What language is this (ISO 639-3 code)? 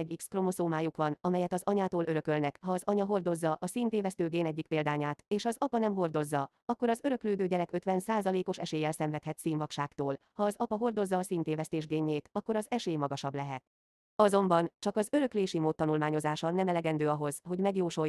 hun